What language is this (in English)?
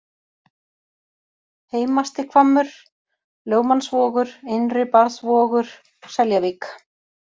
Icelandic